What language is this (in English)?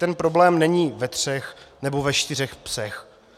Czech